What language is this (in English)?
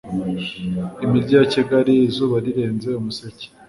Kinyarwanda